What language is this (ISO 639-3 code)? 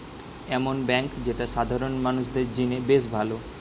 ben